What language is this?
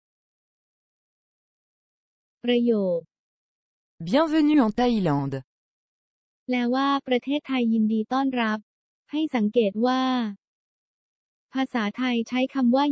Thai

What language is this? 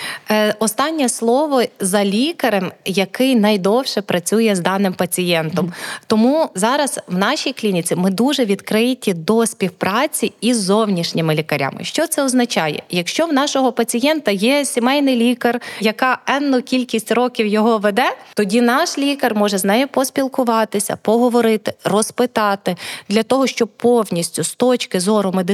Ukrainian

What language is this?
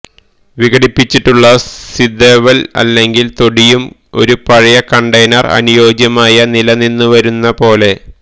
Malayalam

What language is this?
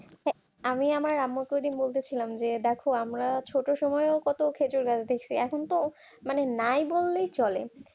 Bangla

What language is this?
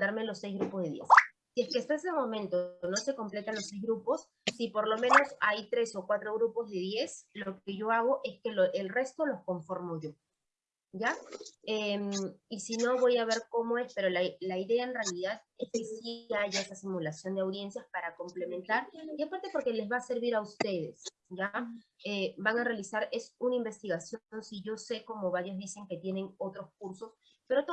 Spanish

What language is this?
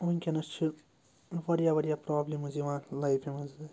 Kashmiri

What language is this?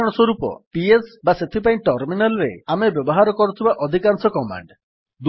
Odia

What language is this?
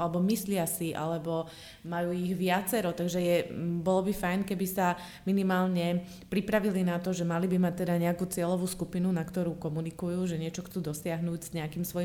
Slovak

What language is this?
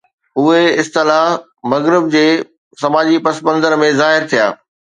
Sindhi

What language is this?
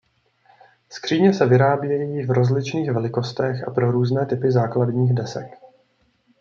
Czech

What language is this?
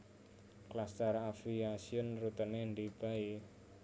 Javanese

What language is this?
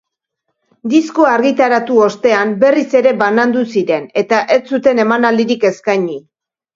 Basque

